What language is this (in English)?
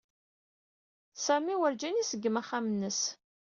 Kabyle